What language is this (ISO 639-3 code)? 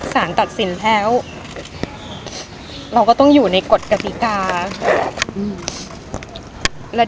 tha